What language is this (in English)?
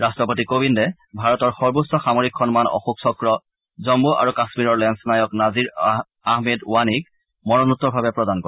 Assamese